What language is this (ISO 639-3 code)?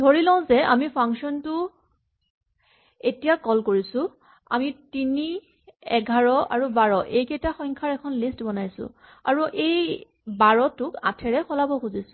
asm